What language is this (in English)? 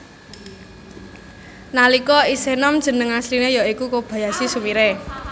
Javanese